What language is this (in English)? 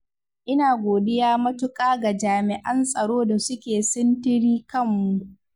Hausa